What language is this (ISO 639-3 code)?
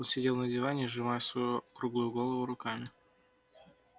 rus